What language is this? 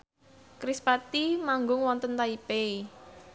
Javanese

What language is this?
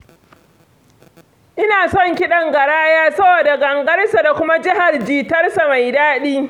Hausa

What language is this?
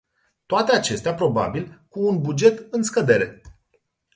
Romanian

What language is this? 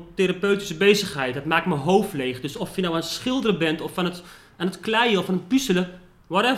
Dutch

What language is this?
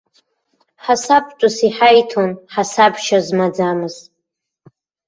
Abkhazian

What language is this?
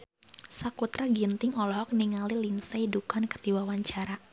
Sundanese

